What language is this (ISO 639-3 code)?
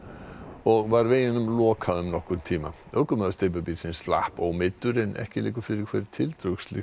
isl